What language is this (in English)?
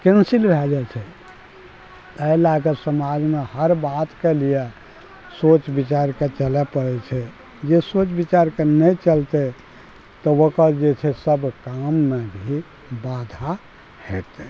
Maithili